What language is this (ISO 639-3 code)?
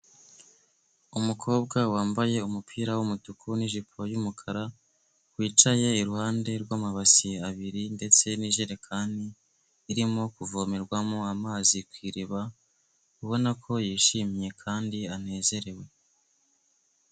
kin